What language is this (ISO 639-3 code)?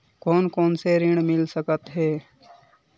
hne